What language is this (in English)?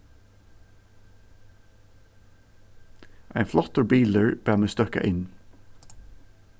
Faroese